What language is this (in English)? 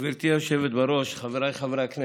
Hebrew